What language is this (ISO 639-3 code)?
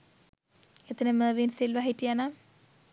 sin